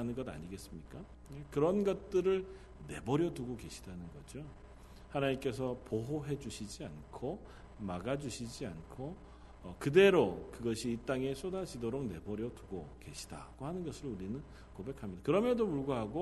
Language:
Korean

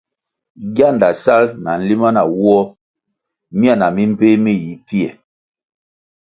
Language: Kwasio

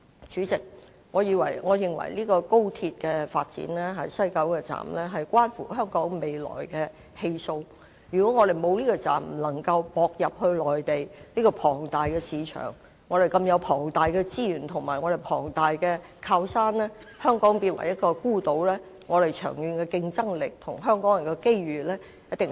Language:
Cantonese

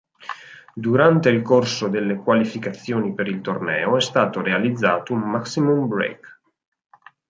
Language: Italian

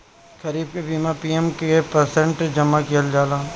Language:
Bhojpuri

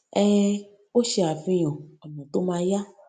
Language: Yoruba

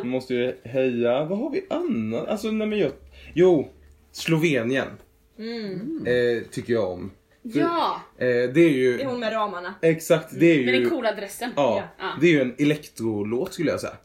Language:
Swedish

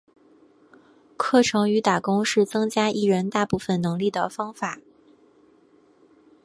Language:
Chinese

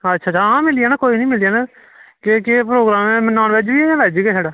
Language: Dogri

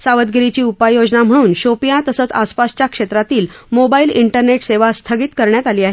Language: Marathi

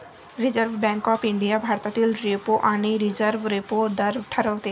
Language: Marathi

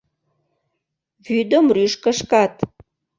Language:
Mari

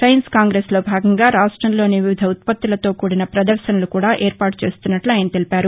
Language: Telugu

